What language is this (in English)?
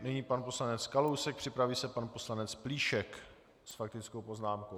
Czech